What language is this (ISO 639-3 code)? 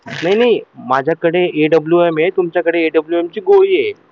mar